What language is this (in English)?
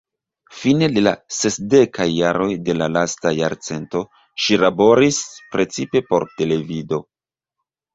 Esperanto